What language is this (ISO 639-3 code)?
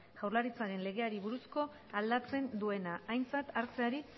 eus